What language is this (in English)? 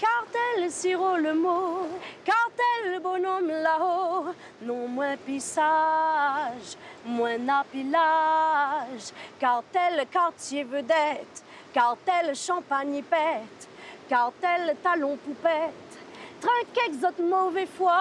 French